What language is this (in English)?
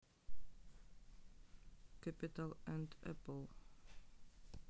Russian